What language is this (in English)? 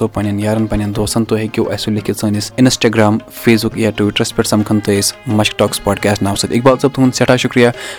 Urdu